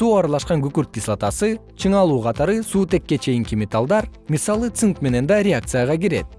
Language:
Kyrgyz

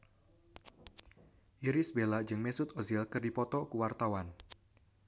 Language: Sundanese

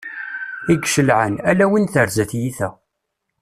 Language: Kabyle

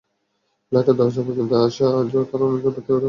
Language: Bangla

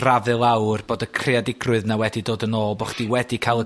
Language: Welsh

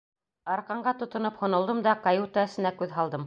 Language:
Bashkir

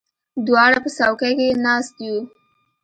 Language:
Pashto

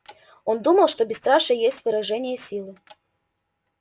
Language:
Russian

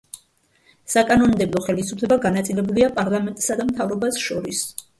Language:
Georgian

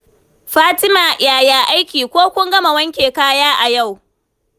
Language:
Hausa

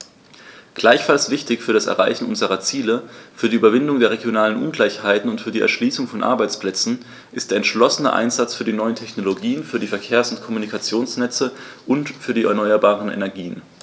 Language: German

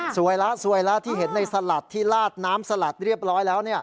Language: Thai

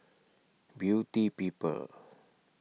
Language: English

